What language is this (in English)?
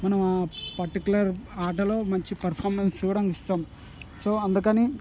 Telugu